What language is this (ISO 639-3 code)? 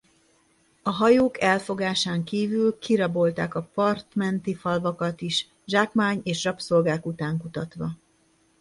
hun